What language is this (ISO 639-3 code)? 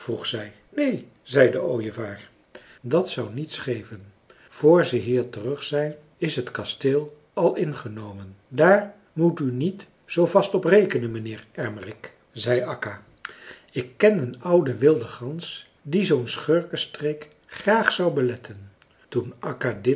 nld